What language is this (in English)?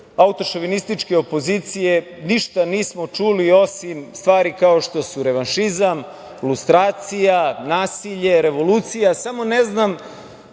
Serbian